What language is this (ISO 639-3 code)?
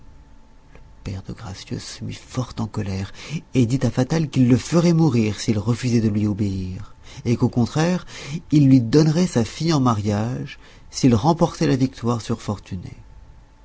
fra